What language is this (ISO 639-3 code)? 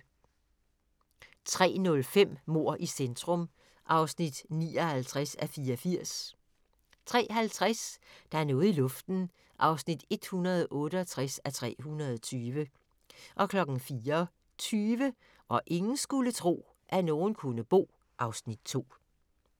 dan